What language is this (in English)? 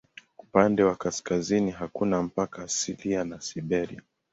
Swahili